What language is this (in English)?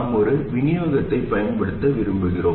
Tamil